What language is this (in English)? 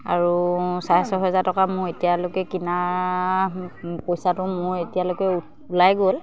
Assamese